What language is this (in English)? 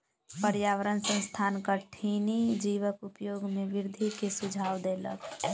Maithili